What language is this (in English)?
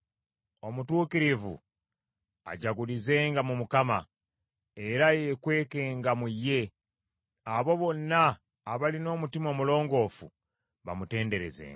Ganda